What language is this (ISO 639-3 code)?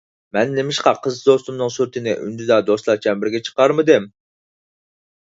uig